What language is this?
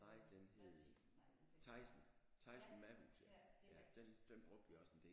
Danish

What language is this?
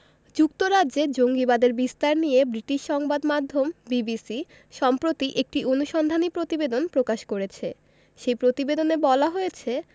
Bangla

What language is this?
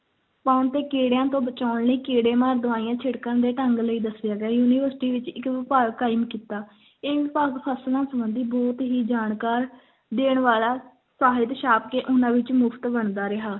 Punjabi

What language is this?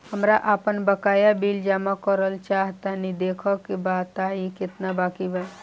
Bhojpuri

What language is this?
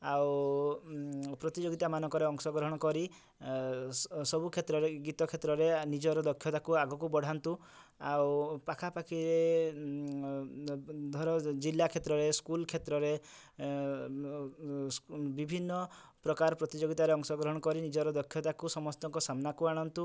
Odia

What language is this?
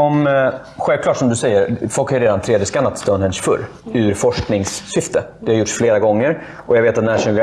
Swedish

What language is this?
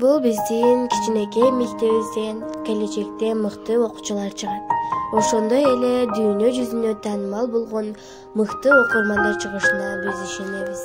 Turkish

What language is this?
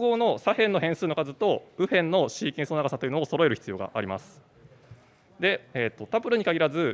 Japanese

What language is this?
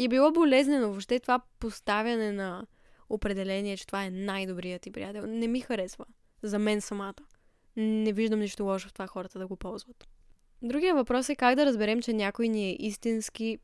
Bulgarian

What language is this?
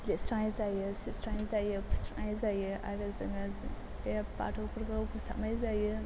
Bodo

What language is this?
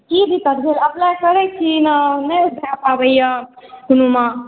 Maithili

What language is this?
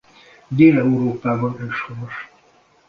Hungarian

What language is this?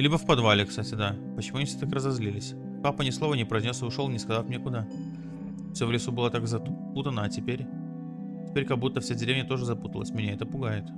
Russian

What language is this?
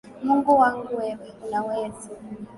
Swahili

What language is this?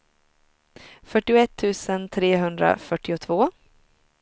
Swedish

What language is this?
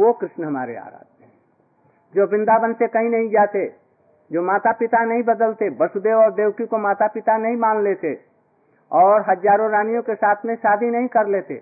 Hindi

